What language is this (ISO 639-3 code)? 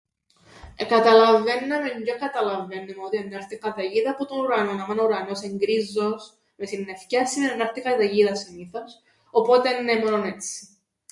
ell